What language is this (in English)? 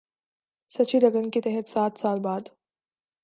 Urdu